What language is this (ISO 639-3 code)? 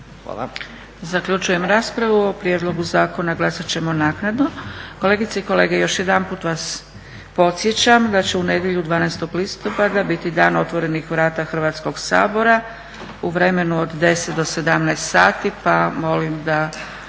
hrv